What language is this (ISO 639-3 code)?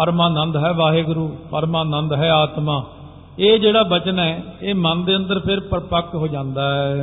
pan